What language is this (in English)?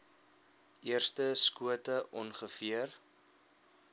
Afrikaans